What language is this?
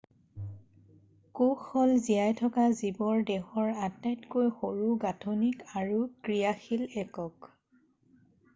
Assamese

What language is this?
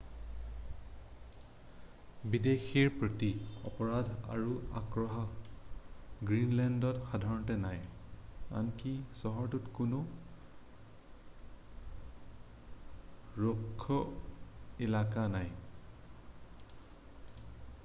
Assamese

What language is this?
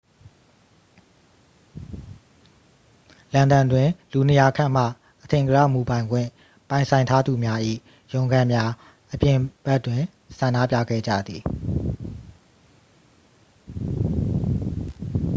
Burmese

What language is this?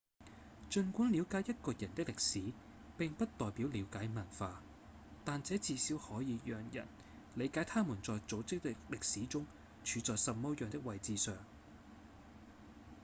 Cantonese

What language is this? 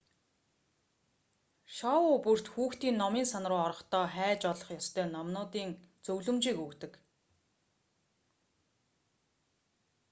Mongolian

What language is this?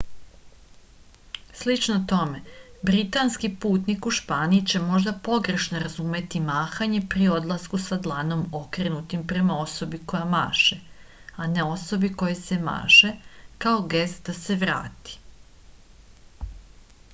Serbian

